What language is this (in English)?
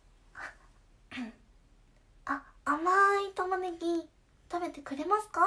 Japanese